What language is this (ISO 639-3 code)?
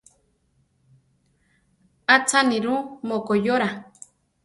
tar